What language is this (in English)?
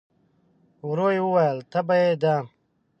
Pashto